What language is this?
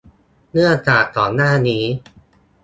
Thai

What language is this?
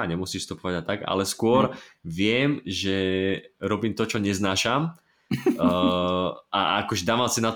Slovak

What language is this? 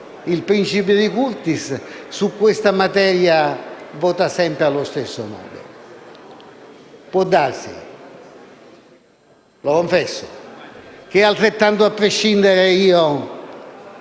Italian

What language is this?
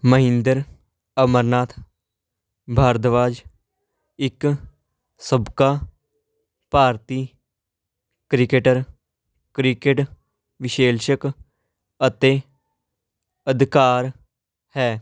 Punjabi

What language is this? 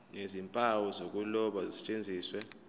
Zulu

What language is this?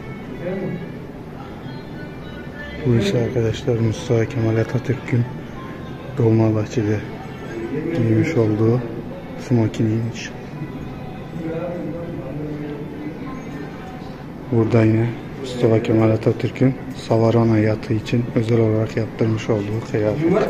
Turkish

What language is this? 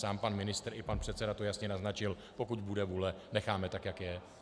Czech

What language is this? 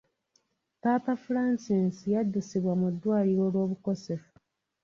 Ganda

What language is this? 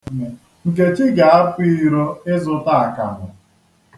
Igbo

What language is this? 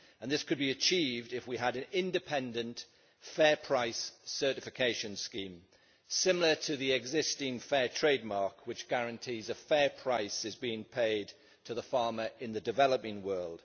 English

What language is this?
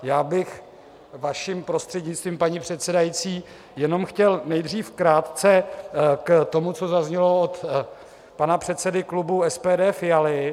Czech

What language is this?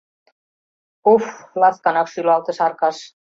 Mari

